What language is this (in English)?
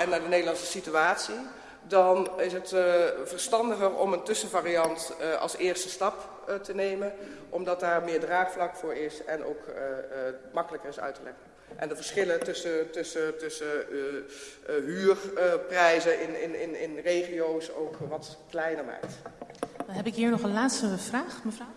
Dutch